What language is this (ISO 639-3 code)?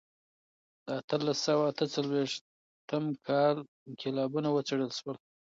pus